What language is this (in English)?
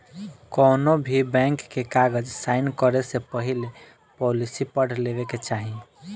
Bhojpuri